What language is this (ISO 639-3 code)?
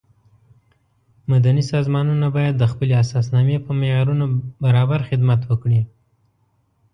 pus